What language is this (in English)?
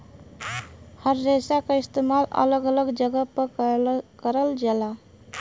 Bhojpuri